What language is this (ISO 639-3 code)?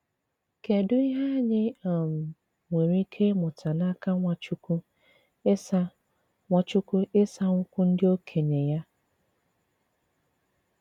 ibo